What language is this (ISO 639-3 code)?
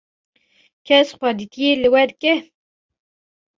kur